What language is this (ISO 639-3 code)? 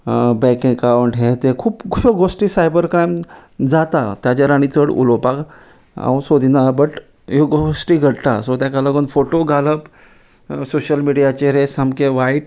kok